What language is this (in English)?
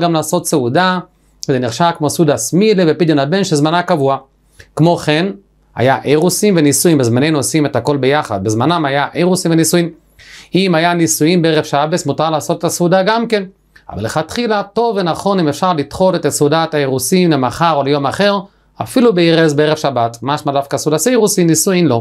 Hebrew